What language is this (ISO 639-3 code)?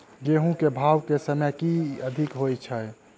mai